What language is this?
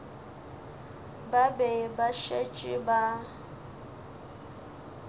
Northern Sotho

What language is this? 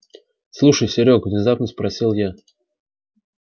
Russian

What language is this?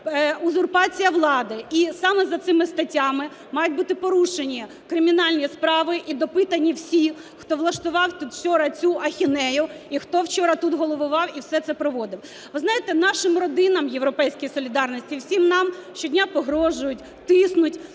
Ukrainian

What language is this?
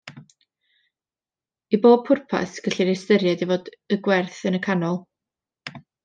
Welsh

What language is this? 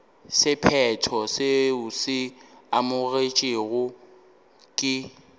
Northern Sotho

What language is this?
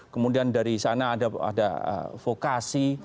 Indonesian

